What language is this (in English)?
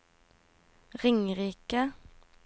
Norwegian